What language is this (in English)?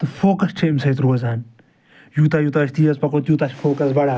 Kashmiri